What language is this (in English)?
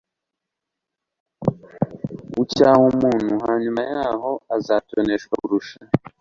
Kinyarwanda